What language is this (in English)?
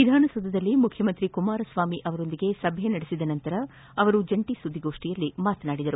Kannada